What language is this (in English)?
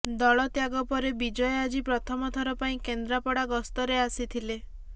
Odia